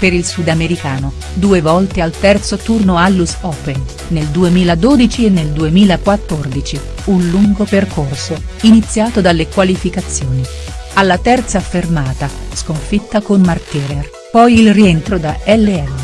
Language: Italian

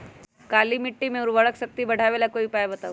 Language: Magahi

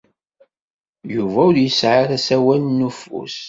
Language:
Kabyle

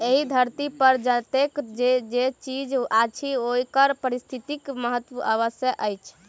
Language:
Maithili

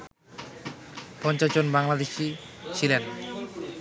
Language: Bangla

